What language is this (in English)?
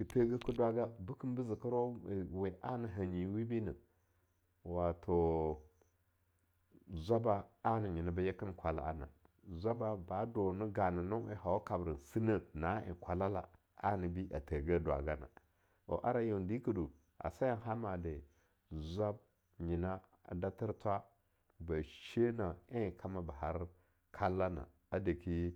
Longuda